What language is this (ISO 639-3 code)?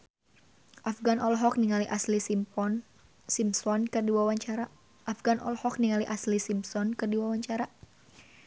sun